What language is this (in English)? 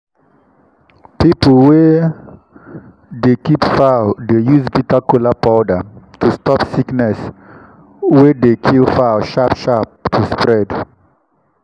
Nigerian Pidgin